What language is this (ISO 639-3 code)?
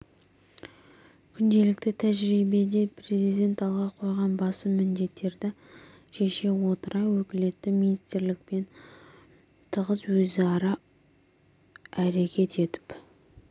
kaz